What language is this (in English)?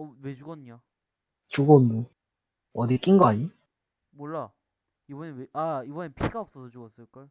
Korean